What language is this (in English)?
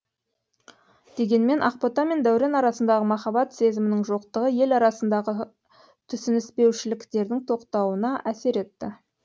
Kazakh